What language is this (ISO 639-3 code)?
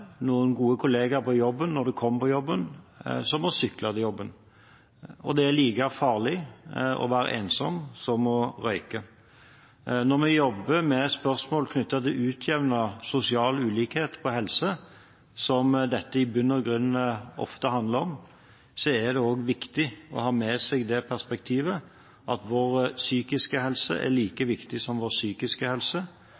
nob